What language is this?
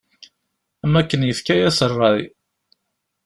Kabyle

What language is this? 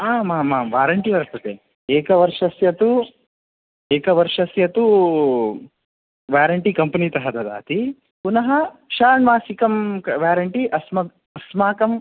Sanskrit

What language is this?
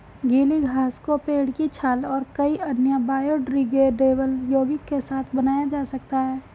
Hindi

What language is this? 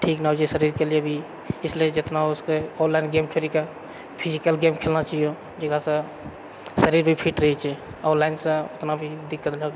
Maithili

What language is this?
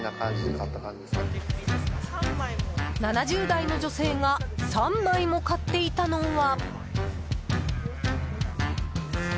Japanese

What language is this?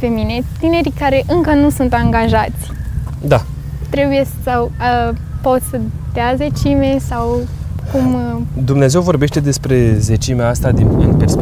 Romanian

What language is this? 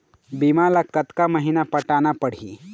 Chhattisgarhi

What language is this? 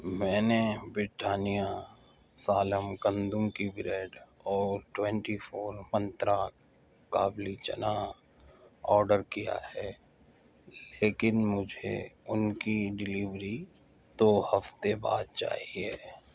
Urdu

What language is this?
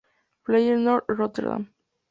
Spanish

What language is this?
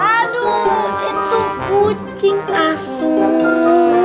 Indonesian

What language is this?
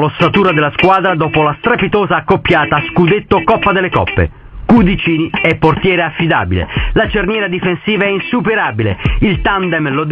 Italian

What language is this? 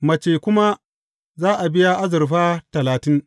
Hausa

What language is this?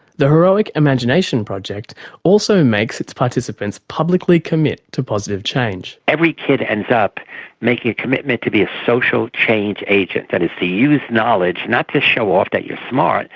English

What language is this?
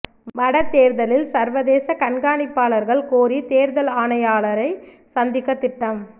Tamil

